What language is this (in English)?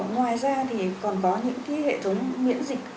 Vietnamese